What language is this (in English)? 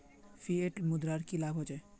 Magahi